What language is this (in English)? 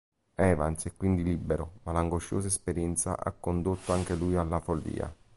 Italian